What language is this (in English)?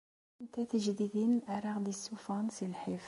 Kabyle